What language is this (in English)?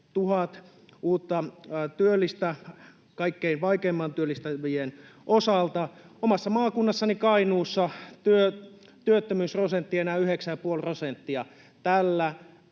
Finnish